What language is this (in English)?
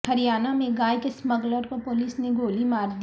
Urdu